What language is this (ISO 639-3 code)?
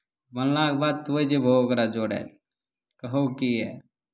mai